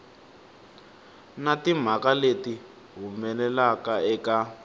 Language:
Tsonga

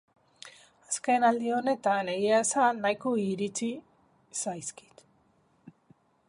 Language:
Basque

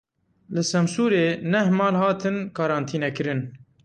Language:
Kurdish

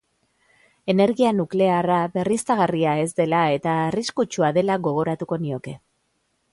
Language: Basque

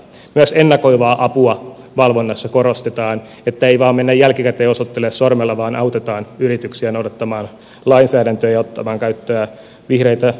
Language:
Finnish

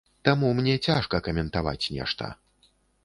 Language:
Belarusian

